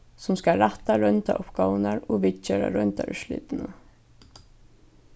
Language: Faroese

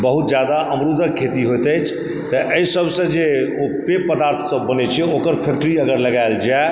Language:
Maithili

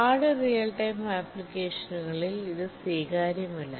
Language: Malayalam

